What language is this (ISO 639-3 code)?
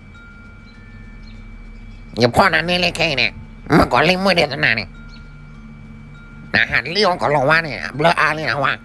tha